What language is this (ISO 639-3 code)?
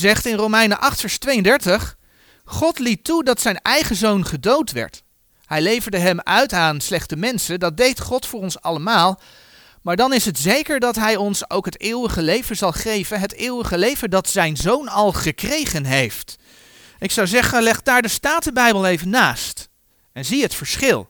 nld